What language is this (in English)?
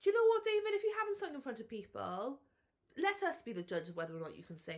English